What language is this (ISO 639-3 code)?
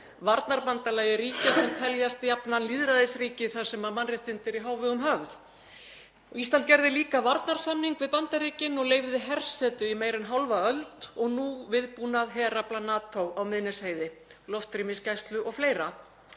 isl